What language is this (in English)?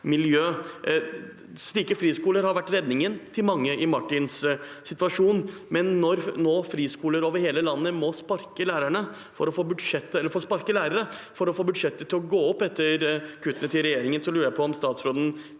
Norwegian